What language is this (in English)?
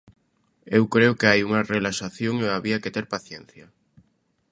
Galician